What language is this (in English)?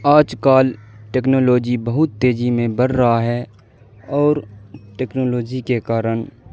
Urdu